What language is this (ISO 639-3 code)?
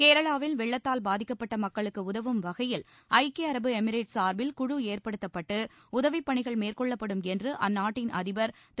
tam